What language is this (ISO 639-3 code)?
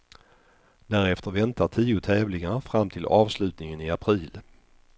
swe